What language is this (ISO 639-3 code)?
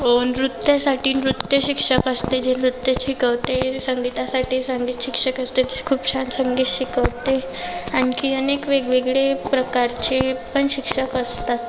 mar